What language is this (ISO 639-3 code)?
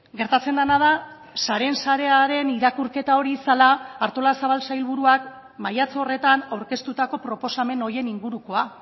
eus